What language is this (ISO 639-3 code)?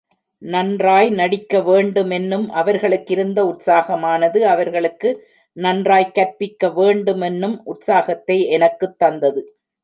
tam